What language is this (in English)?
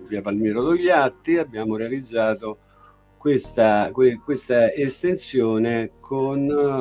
Italian